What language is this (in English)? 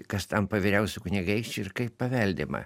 Lithuanian